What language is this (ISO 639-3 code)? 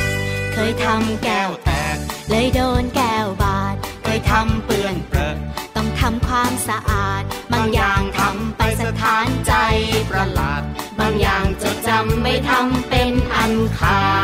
tha